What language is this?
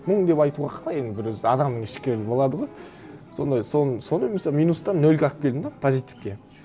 Kazakh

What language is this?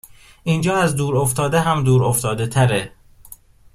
Persian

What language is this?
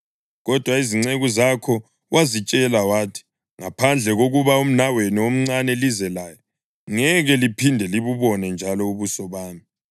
North Ndebele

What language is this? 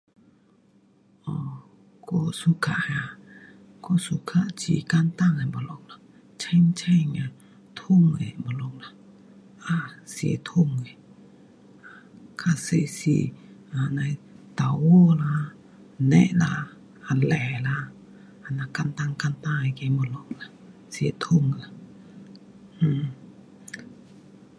Pu-Xian Chinese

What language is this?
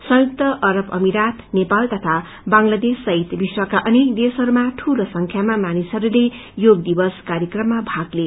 Nepali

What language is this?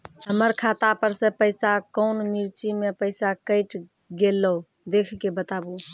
Maithili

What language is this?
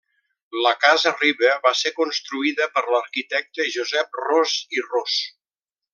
Catalan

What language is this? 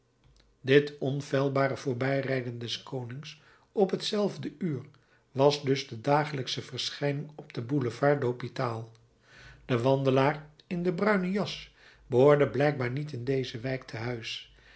Dutch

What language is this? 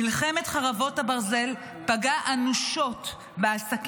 Hebrew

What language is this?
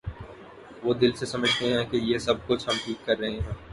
Urdu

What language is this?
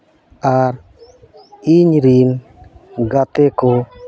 Santali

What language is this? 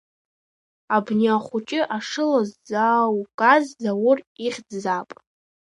Abkhazian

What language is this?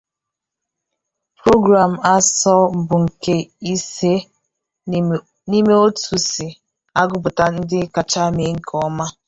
Igbo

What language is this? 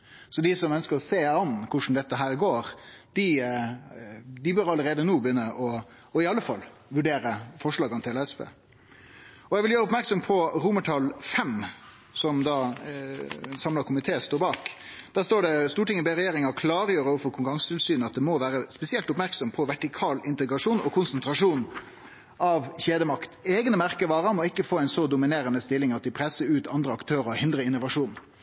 Norwegian Nynorsk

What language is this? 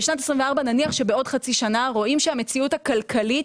Hebrew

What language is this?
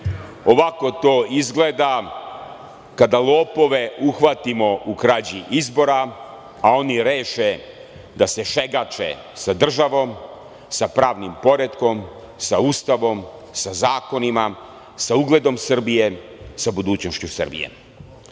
Serbian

